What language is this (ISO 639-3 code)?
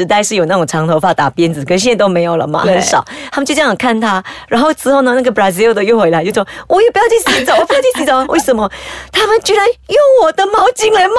zho